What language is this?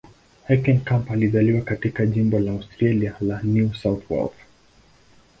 Swahili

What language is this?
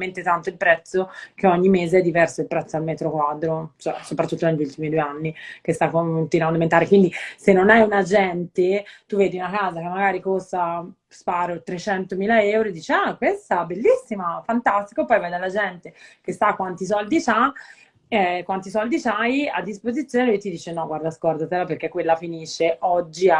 Italian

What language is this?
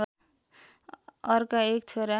Nepali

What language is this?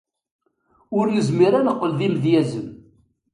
Kabyle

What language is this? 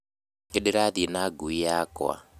Kikuyu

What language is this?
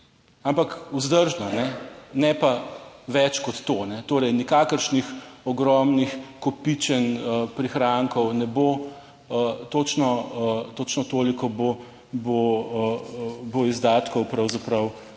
Slovenian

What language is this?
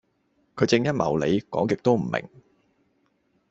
Cantonese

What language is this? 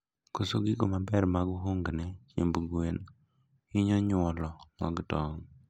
Luo (Kenya and Tanzania)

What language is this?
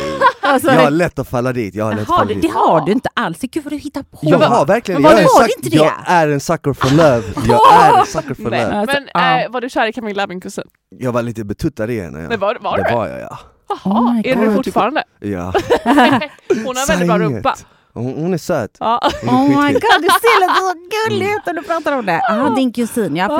Swedish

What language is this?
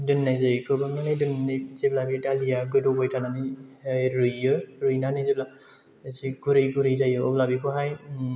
Bodo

